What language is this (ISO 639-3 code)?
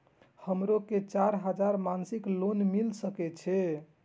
mai